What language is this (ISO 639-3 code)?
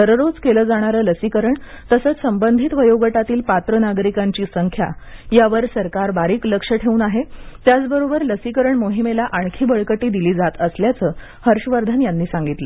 mar